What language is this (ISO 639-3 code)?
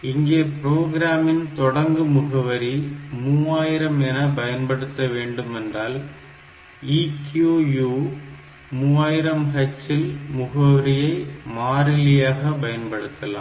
tam